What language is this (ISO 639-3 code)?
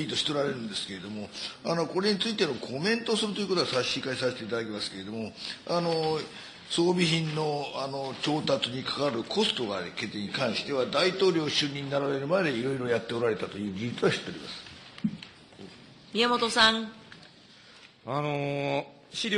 jpn